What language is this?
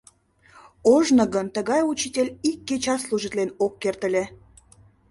Mari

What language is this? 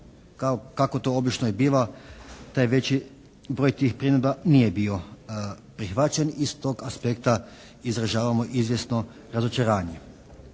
Croatian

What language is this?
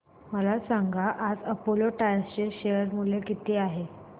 Marathi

